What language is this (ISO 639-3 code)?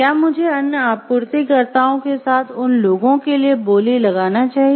hin